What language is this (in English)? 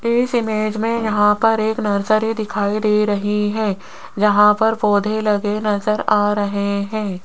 Hindi